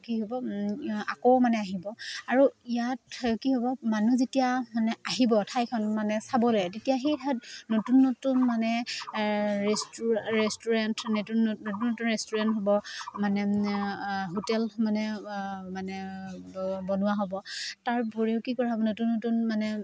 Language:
Assamese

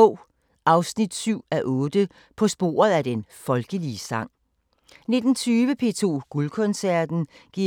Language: Danish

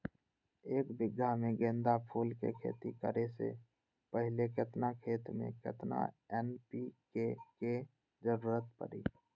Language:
Magahi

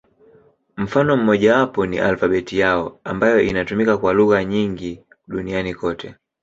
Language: Swahili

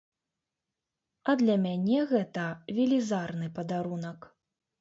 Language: Belarusian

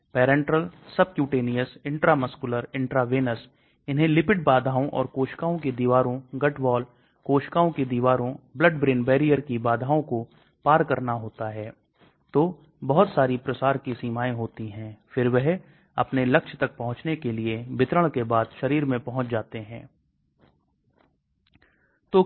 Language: Hindi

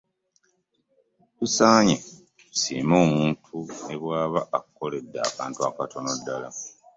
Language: Ganda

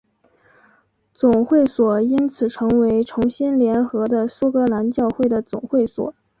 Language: Chinese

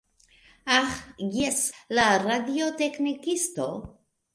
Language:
Esperanto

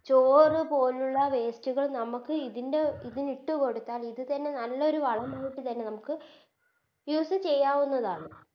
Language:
Malayalam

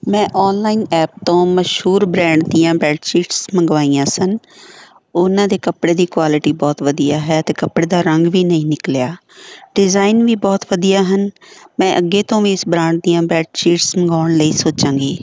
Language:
Punjabi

